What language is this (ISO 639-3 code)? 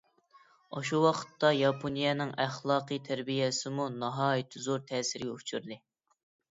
uig